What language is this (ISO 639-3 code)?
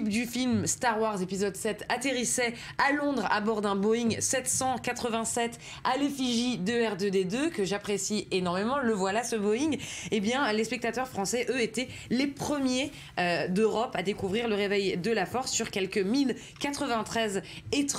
fra